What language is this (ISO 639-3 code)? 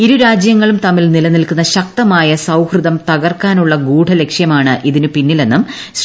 mal